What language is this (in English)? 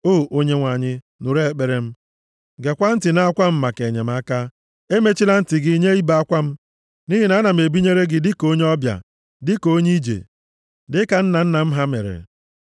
Igbo